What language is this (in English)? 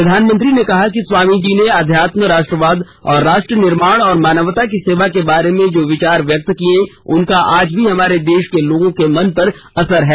Hindi